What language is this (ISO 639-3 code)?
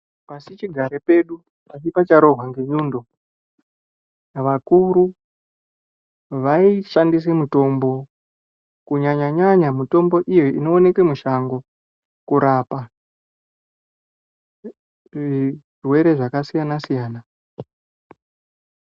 ndc